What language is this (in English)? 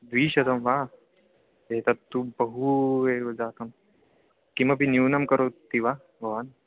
Sanskrit